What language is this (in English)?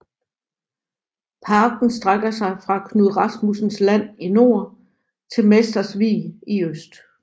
Danish